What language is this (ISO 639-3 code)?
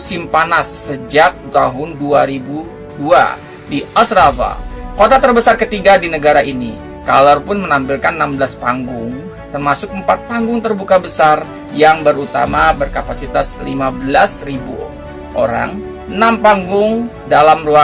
ind